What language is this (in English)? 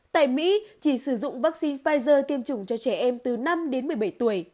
Vietnamese